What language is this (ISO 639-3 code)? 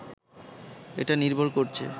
ben